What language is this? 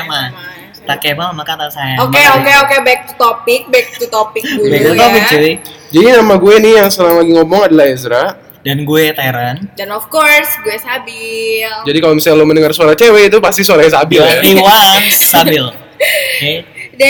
Indonesian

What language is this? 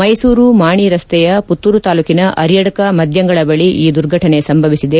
Kannada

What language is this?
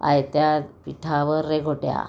Marathi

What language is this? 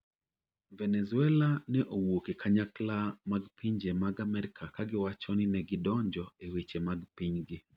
Luo (Kenya and Tanzania)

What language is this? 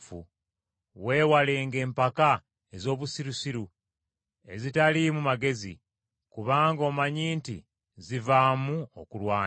Ganda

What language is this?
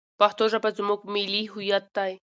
Pashto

